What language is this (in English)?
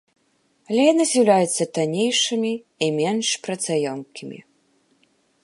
Belarusian